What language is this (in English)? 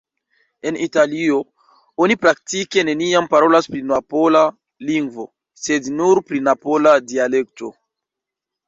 Esperanto